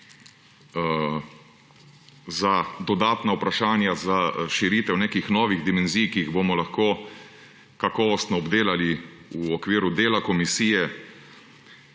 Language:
Slovenian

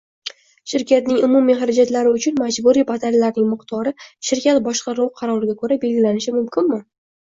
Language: Uzbek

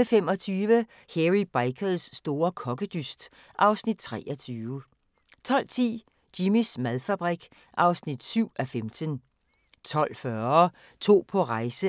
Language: Danish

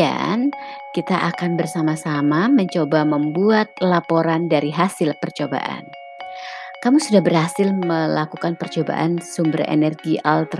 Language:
Indonesian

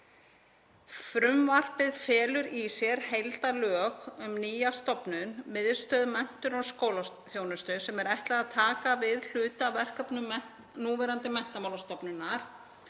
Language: Icelandic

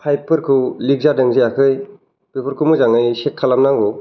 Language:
Bodo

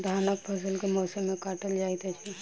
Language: Maithili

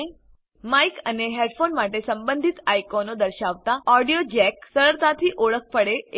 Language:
Gujarati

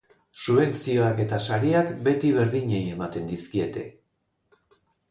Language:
Basque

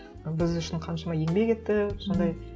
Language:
Kazakh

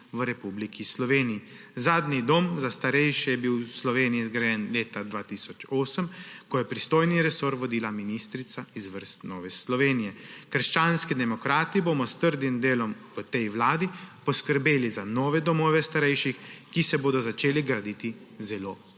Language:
Slovenian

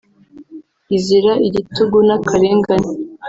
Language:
Kinyarwanda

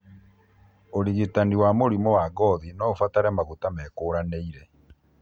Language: Kikuyu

